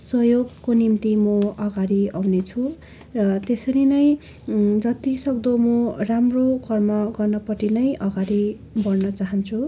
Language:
Nepali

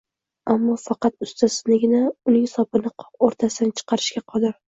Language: Uzbek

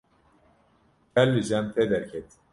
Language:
Kurdish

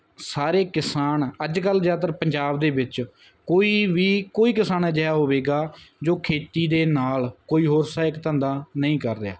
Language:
Punjabi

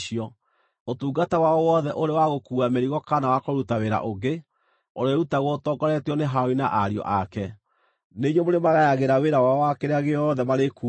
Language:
Kikuyu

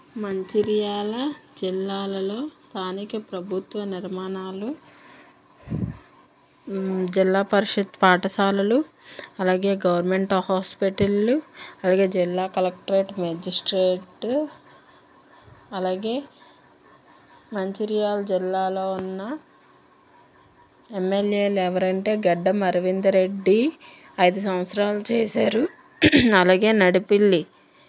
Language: Telugu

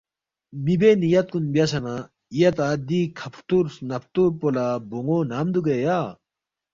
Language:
Balti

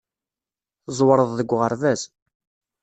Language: Kabyle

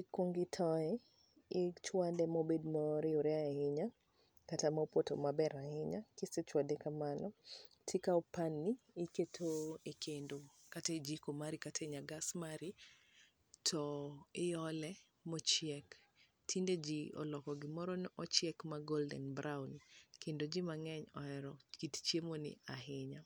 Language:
Luo (Kenya and Tanzania)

